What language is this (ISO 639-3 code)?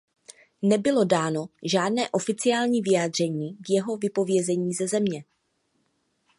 ces